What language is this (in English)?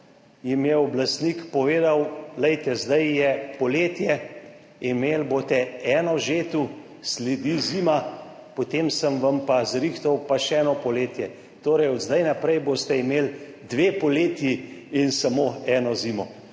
Slovenian